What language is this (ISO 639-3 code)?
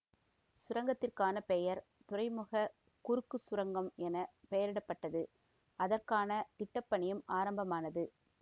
tam